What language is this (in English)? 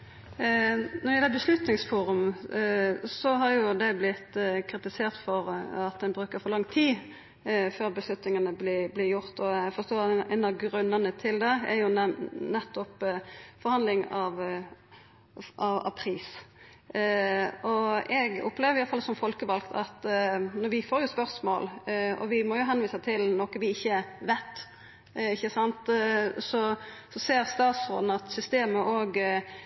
Norwegian Nynorsk